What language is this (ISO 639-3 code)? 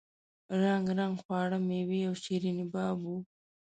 pus